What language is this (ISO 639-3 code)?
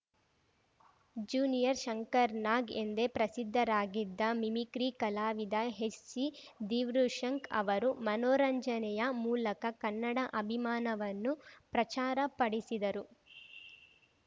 kan